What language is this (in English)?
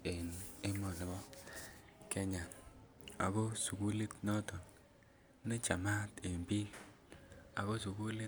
Kalenjin